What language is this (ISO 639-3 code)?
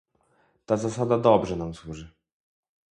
pol